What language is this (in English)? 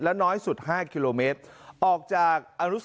Thai